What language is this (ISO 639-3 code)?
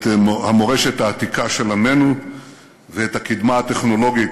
heb